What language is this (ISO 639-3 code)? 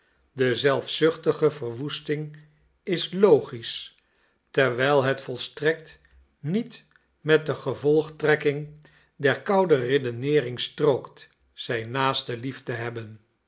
nld